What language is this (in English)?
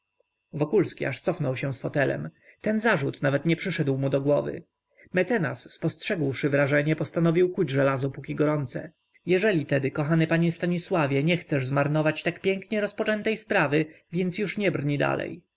Polish